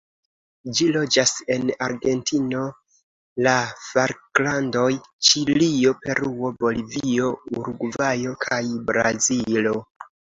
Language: Esperanto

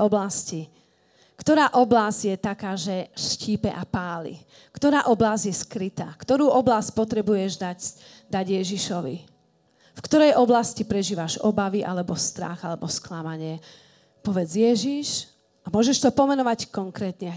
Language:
Slovak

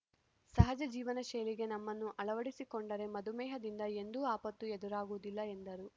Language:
Kannada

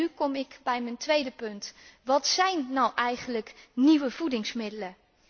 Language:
Dutch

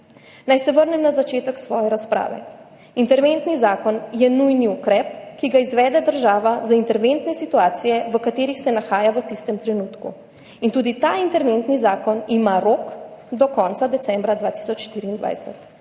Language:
Slovenian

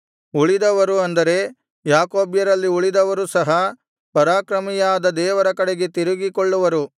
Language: Kannada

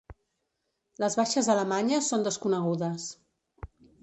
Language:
Catalan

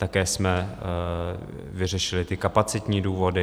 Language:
Czech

